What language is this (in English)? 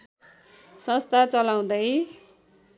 Nepali